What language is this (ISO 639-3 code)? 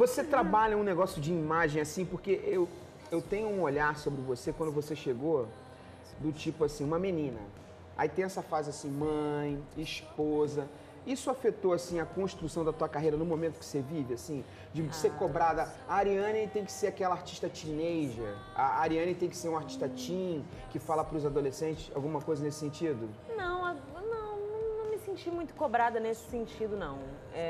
por